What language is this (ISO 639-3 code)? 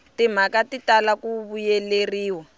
tso